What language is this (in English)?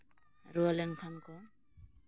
Santali